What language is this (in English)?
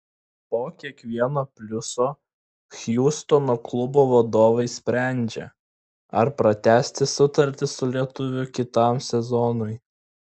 Lithuanian